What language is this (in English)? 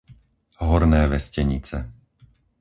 Slovak